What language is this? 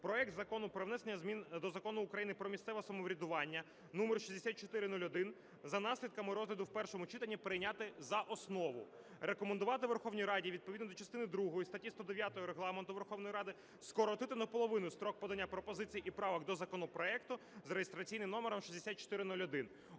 Ukrainian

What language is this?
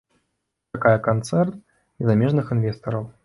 Belarusian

